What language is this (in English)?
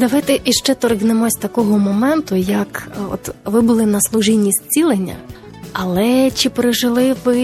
Ukrainian